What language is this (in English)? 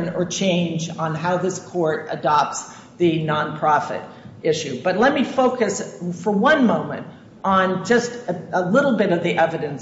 English